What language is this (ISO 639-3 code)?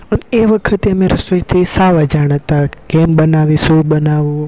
guj